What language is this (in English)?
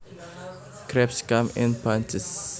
Javanese